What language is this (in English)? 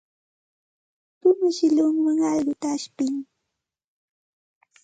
Santa Ana de Tusi Pasco Quechua